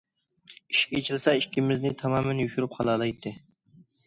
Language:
Uyghur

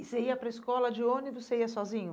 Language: Portuguese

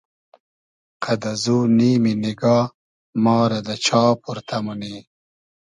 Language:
Hazaragi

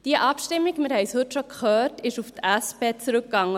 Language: Swiss German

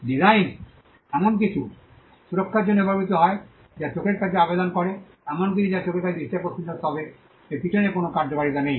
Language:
Bangla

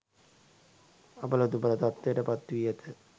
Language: Sinhala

